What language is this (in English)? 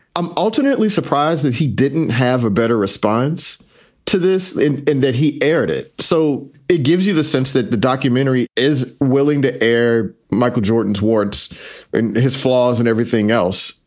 English